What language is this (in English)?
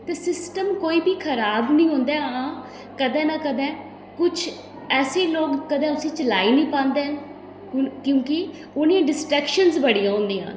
Dogri